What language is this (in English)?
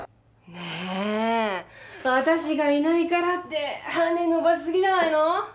Japanese